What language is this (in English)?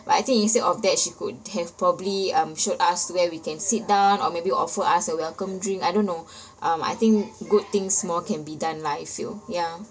English